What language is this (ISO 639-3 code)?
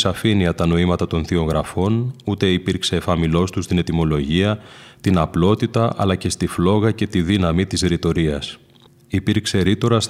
ell